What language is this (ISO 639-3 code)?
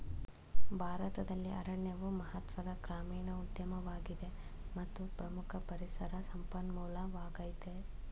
kan